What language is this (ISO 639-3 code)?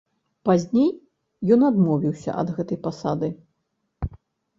bel